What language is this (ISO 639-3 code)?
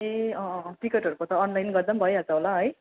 nep